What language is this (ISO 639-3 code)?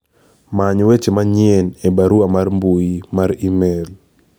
luo